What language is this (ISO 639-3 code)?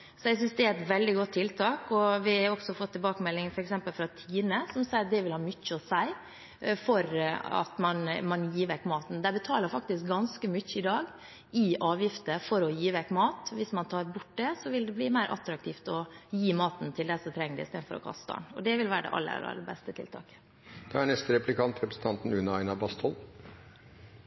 nob